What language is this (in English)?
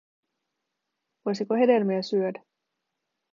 Finnish